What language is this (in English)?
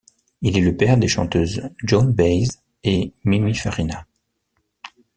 French